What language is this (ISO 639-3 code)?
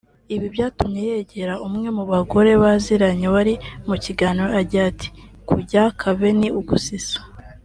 kin